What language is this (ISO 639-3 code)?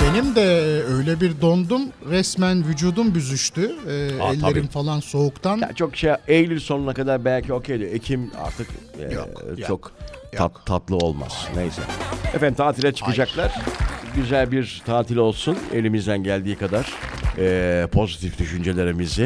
tur